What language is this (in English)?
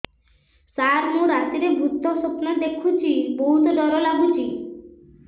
Odia